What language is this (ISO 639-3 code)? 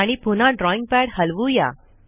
mar